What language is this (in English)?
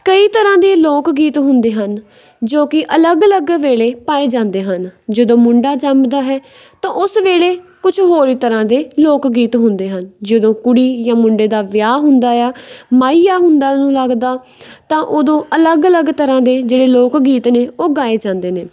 Punjabi